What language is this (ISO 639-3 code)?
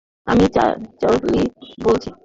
ben